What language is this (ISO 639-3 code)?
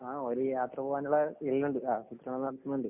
mal